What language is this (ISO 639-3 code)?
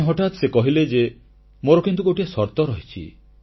ori